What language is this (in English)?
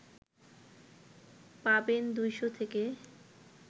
Bangla